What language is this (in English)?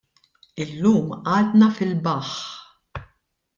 Maltese